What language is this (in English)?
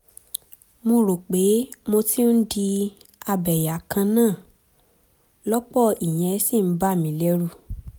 Yoruba